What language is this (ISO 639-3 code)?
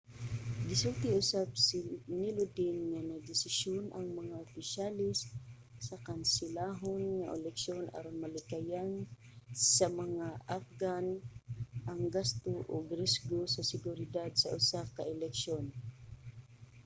ceb